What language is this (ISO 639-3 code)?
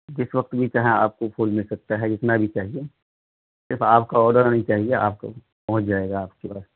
urd